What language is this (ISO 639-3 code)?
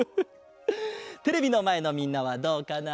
jpn